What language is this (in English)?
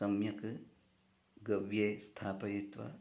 Sanskrit